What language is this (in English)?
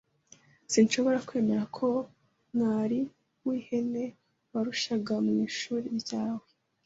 Kinyarwanda